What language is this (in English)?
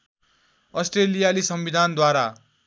Nepali